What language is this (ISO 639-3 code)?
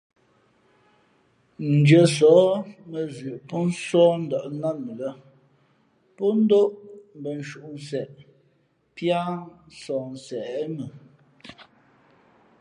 fmp